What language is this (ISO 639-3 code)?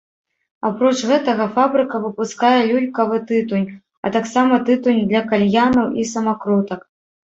bel